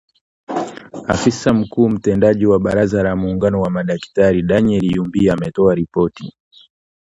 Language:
Swahili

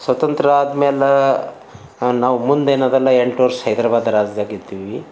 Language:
Kannada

